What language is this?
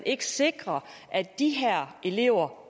Danish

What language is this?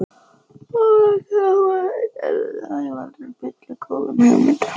Icelandic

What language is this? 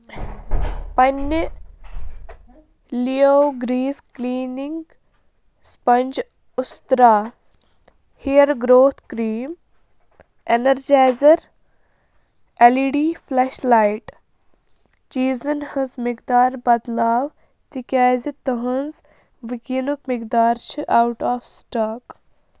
Kashmiri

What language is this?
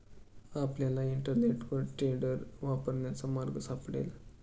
Marathi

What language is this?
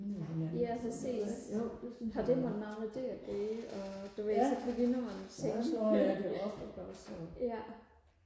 Danish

